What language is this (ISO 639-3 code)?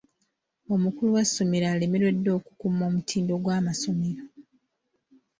lug